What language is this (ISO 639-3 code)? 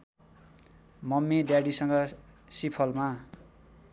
nep